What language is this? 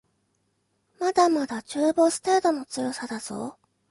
Japanese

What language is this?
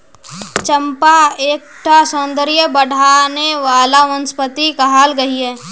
Magahi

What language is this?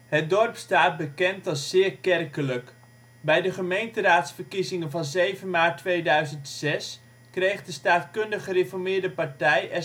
Dutch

